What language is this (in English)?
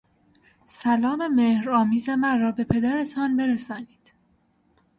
Persian